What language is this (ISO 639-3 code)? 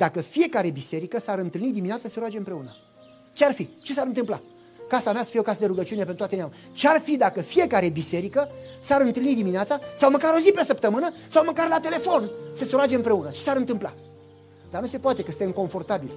ron